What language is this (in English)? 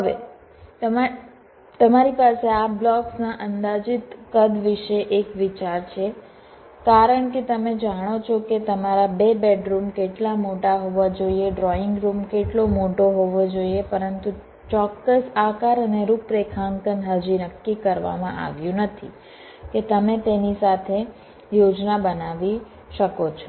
Gujarati